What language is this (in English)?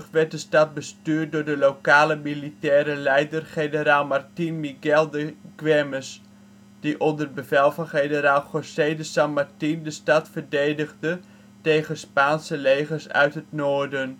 Dutch